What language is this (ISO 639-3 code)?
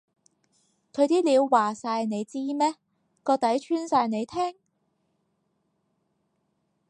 yue